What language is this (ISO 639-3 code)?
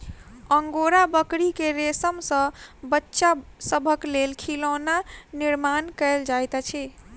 mai